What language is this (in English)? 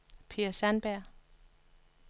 Danish